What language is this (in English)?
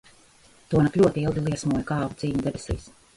Latvian